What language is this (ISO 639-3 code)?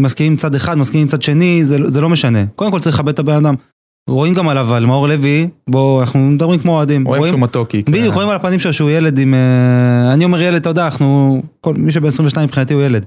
heb